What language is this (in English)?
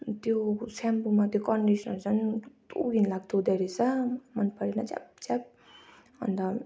Nepali